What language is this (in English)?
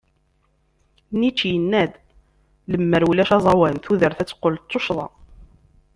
Kabyle